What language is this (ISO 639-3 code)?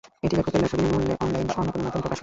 ben